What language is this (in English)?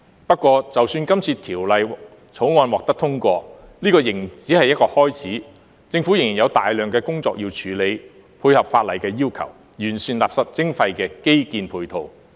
Cantonese